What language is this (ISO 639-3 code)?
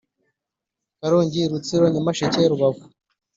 kin